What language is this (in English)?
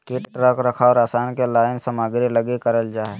Magahi